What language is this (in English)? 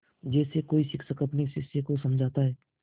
Hindi